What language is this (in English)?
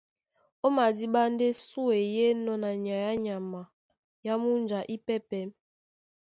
Duala